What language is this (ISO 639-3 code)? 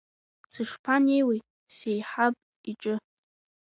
abk